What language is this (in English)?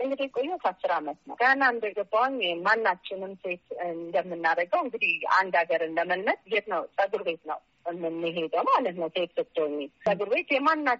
Amharic